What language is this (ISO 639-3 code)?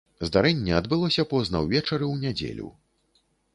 bel